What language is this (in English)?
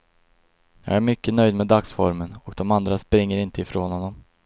Swedish